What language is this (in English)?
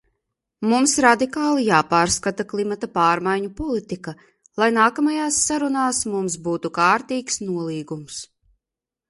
Latvian